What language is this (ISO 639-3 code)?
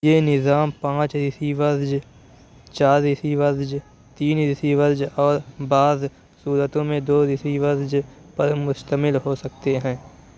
urd